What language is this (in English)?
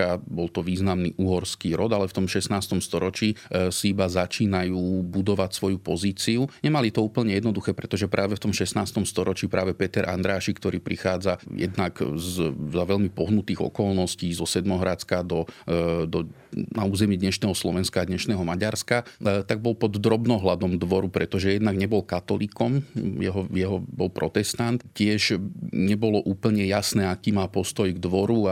Slovak